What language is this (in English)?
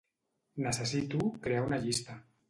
Catalan